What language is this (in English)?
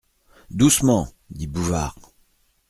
French